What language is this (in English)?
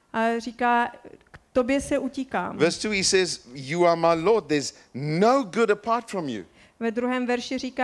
Czech